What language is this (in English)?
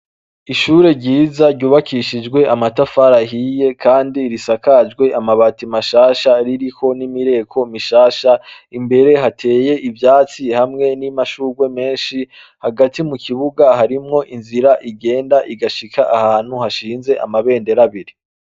Rundi